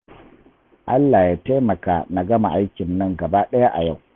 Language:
Hausa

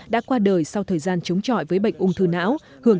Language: Vietnamese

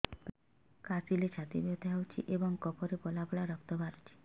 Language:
Odia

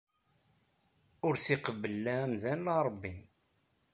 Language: Kabyle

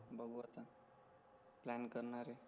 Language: Marathi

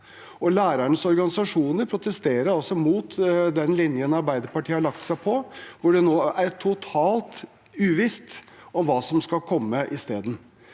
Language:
Norwegian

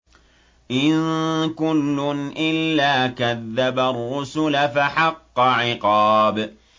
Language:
Arabic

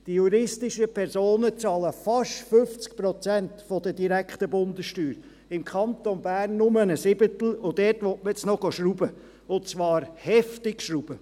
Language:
Swiss German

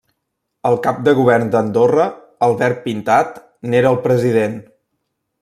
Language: Catalan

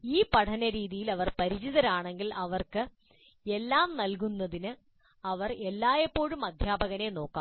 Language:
Malayalam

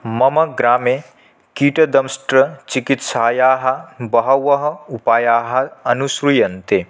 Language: Sanskrit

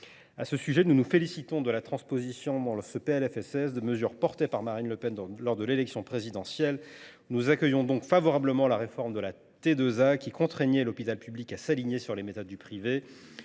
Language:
French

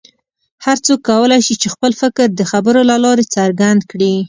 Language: Pashto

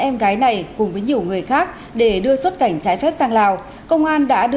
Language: Vietnamese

